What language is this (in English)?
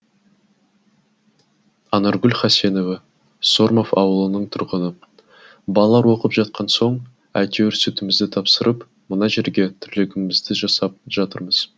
Kazakh